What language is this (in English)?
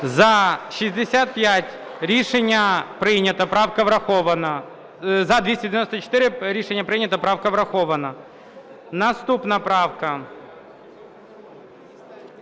Ukrainian